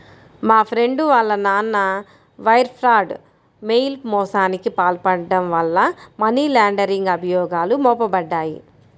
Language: Telugu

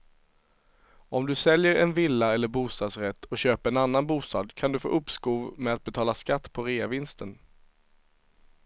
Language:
Swedish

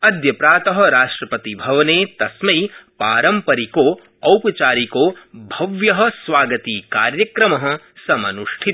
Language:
Sanskrit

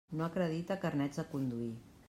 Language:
Catalan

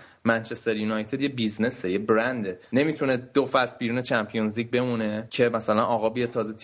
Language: Persian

